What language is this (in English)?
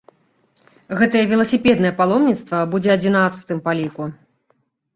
Belarusian